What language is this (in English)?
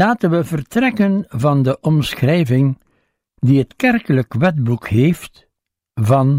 Dutch